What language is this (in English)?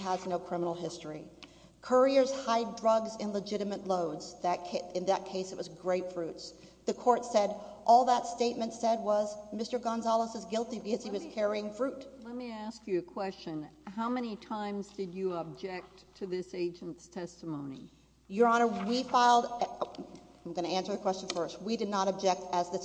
English